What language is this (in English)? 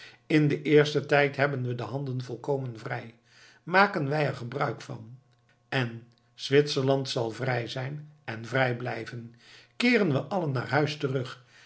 Dutch